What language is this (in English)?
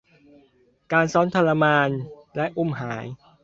Thai